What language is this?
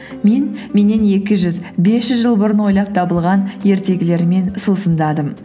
Kazakh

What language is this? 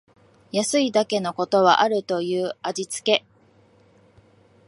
Japanese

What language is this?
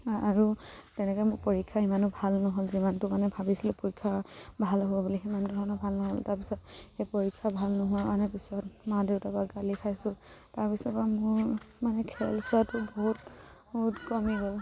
Assamese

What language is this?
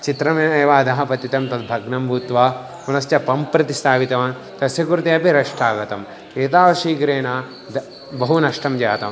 Sanskrit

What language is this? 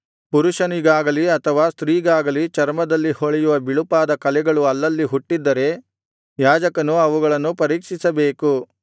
Kannada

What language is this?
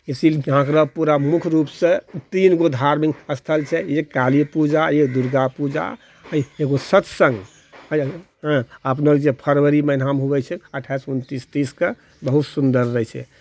Maithili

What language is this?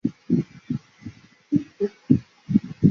Chinese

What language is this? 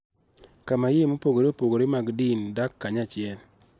Luo (Kenya and Tanzania)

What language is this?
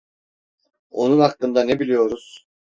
Turkish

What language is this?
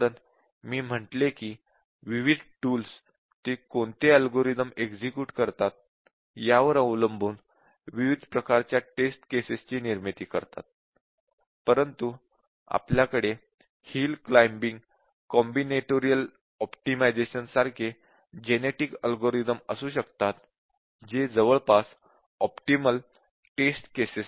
Marathi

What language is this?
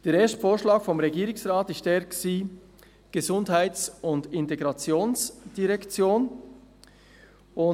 Swiss German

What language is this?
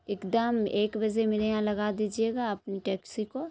Urdu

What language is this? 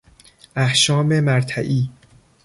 Persian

